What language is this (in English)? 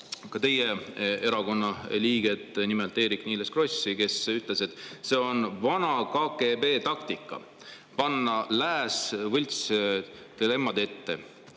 Estonian